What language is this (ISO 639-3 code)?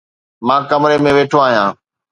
snd